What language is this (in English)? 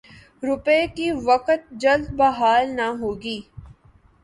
Urdu